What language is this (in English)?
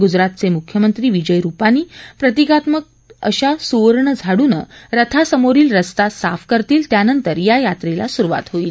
Marathi